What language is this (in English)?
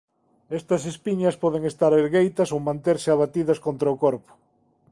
Galician